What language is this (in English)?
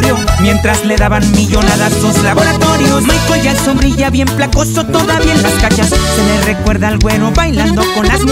Spanish